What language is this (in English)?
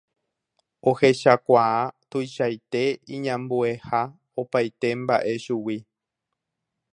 Guarani